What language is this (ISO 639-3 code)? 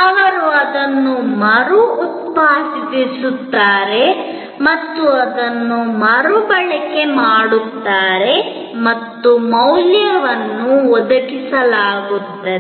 kan